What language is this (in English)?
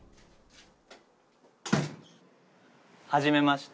Japanese